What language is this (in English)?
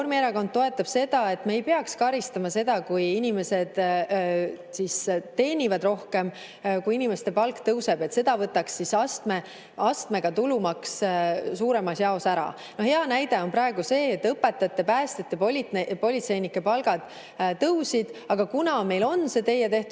Estonian